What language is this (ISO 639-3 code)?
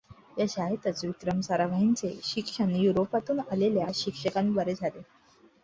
mar